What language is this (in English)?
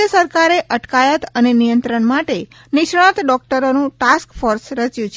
Gujarati